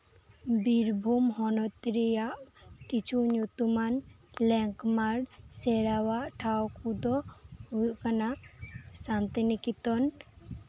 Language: Santali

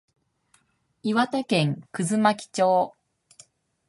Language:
Japanese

